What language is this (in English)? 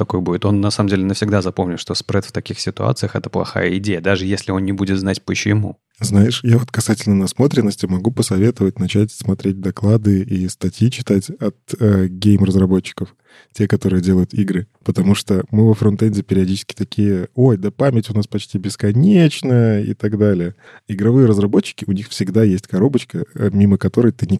Russian